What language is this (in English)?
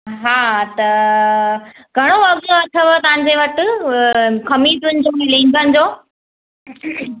Sindhi